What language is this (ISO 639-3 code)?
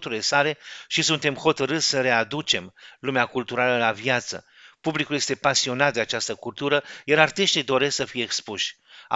ron